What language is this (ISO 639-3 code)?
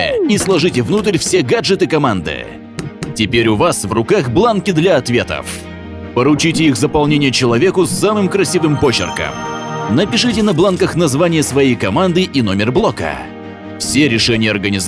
rus